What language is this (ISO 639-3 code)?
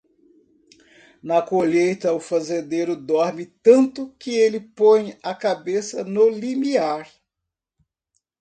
por